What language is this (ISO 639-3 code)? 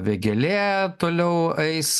lit